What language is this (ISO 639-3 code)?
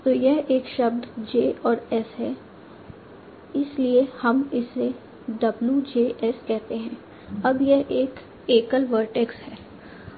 hin